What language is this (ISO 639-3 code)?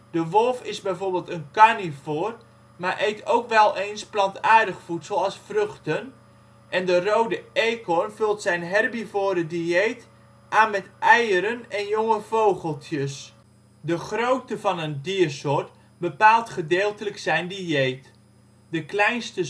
nld